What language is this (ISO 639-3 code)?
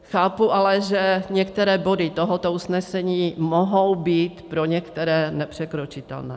ces